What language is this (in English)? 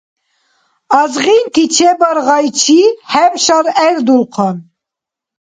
Dargwa